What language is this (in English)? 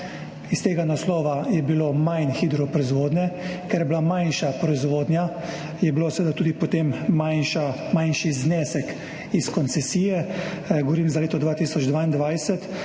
Slovenian